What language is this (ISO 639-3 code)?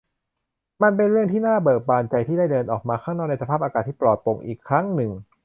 tha